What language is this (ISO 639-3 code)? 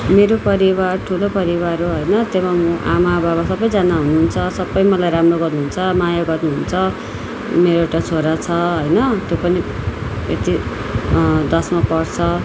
nep